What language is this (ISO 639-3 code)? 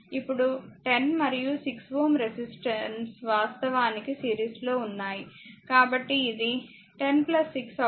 tel